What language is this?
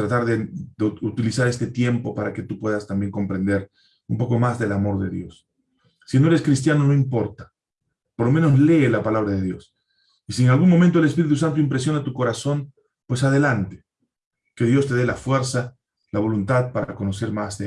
Spanish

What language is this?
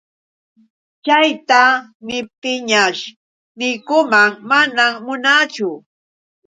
Yauyos Quechua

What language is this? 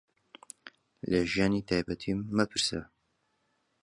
Central Kurdish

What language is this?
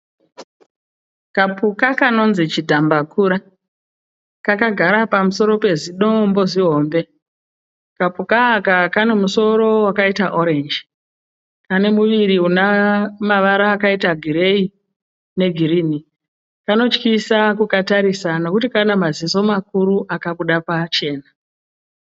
Shona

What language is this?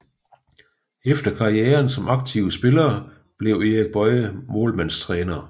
Danish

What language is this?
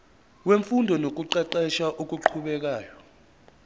Zulu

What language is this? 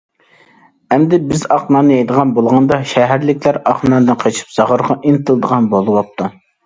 Uyghur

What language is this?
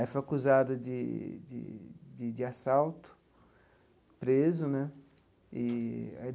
Portuguese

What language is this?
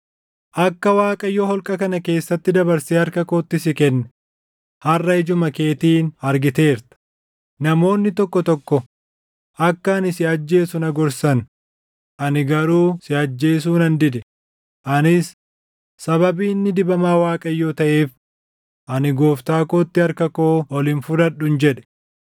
Oromo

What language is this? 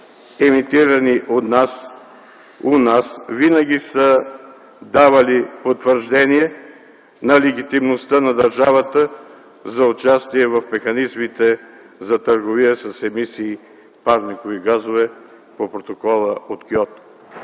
Bulgarian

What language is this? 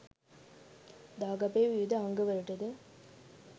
Sinhala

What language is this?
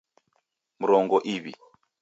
Taita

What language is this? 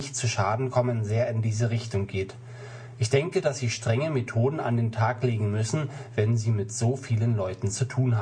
German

